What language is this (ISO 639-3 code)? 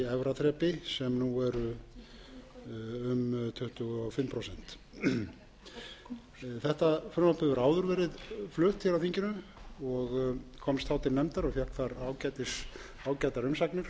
isl